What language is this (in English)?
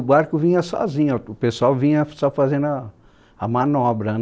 Portuguese